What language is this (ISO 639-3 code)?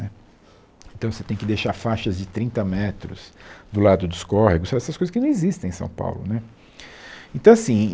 por